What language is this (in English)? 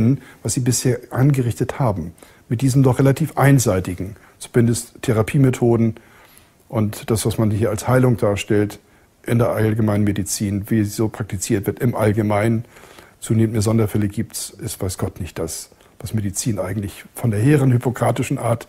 German